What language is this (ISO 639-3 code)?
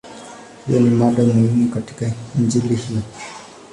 swa